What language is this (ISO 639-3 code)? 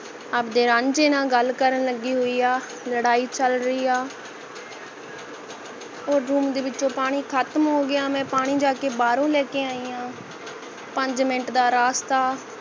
pan